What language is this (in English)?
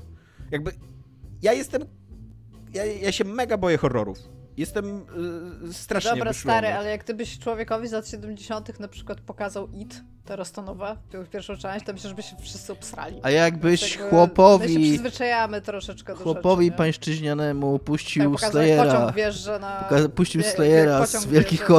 Polish